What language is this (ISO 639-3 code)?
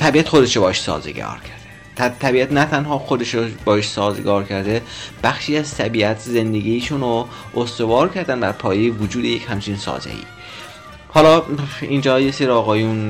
fas